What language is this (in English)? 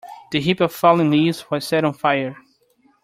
English